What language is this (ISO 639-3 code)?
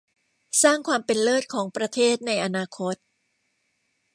tha